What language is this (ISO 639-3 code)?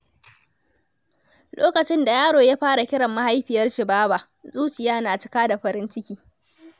hau